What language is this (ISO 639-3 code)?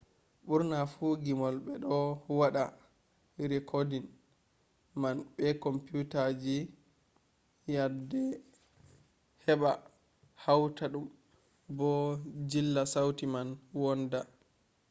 ful